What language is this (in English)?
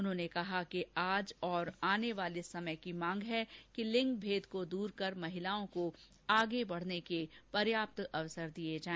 Hindi